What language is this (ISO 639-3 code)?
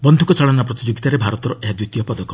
ori